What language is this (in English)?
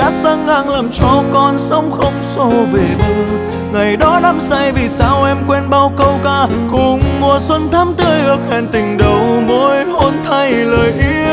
Vietnamese